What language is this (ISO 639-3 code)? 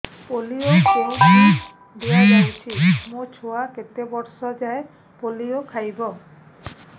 ori